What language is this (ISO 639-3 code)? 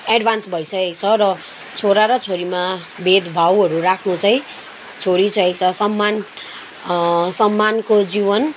nep